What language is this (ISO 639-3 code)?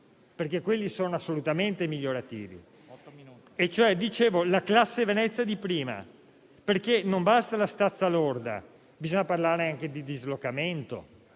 ita